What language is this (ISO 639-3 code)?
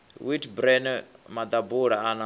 ven